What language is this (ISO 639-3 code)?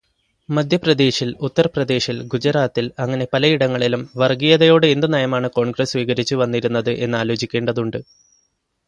mal